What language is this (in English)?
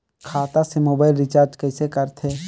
Chhattisgarhi